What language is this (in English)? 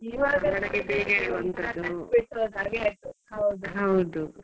Kannada